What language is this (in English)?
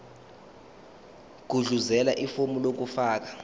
Zulu